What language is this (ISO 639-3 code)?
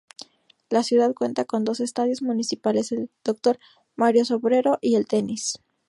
spa